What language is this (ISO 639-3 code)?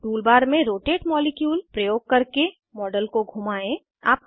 hin